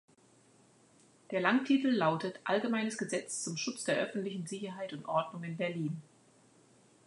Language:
German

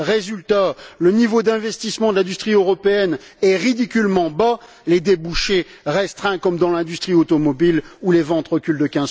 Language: French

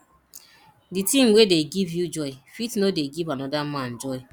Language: Nigerian Pidgin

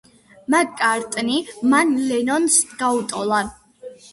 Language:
Georgian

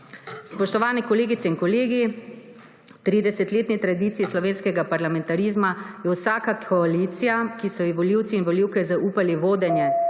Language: Slovenian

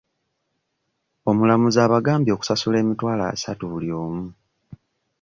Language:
Ganda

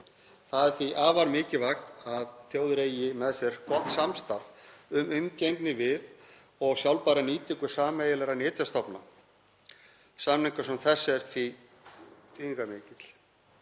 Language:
Icelandic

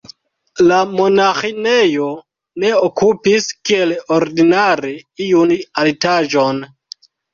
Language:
Esperanto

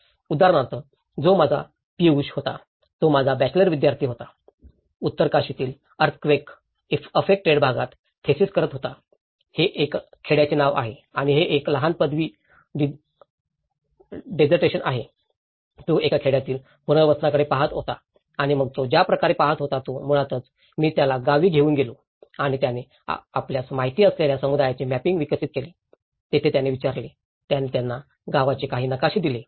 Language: Marathi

